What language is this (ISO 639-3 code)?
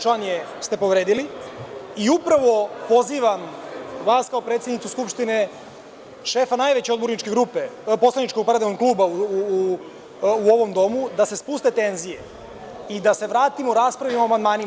srp